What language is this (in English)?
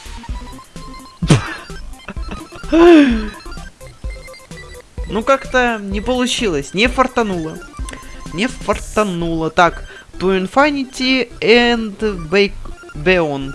Russian